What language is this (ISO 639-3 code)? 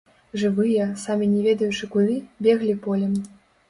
bel